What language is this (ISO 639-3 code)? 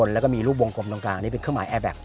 tha